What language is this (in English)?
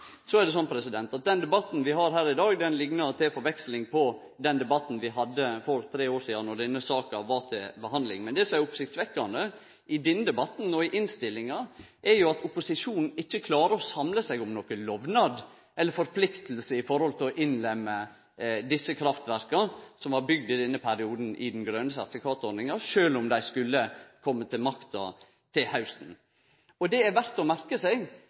Norwegian Nynorsk